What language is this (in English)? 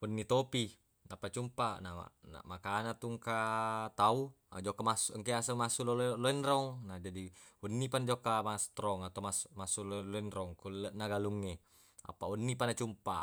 Buginese